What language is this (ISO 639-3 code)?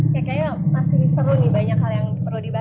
ind